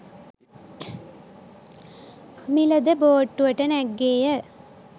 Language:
Sinhala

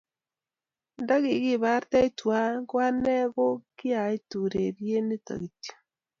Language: Kalenjin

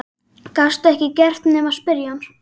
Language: Icelandic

